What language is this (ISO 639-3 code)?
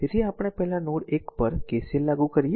guj